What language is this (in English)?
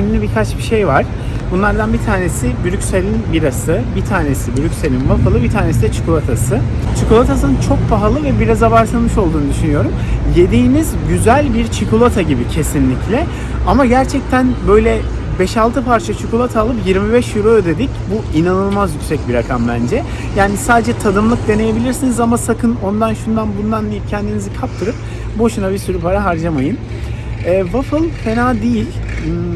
Turkish